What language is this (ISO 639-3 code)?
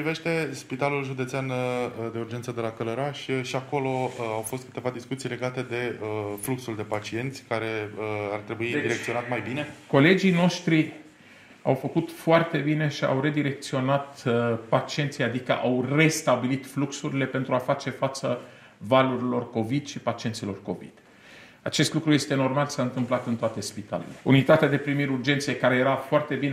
ron